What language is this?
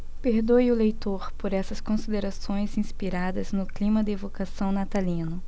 Portuguese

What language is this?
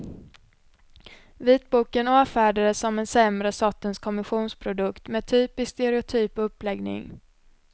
Swedish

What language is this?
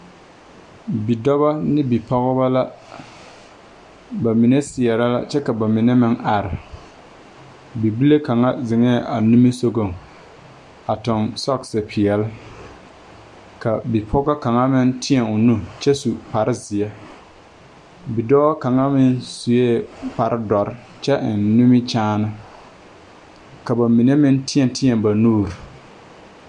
Southern Dagaare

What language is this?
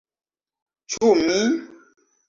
Esperanto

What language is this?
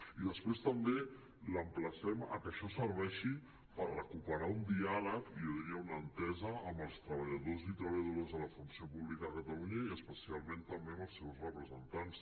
Catalan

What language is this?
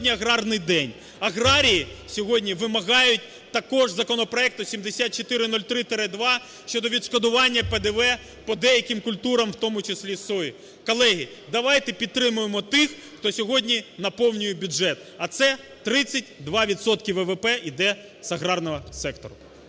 Ukrainian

